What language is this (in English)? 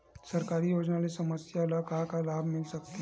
Chhattisgarhi